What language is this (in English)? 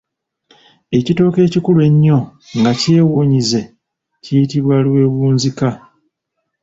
Ganda